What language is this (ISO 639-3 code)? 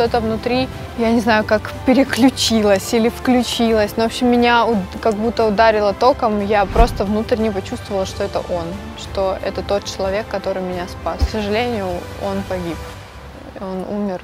rus